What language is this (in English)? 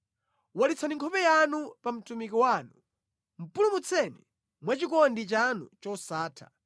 Nyanja